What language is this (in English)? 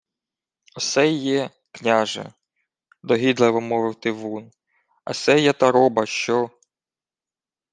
Ukrainian